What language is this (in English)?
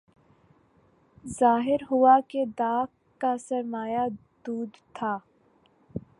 Urdu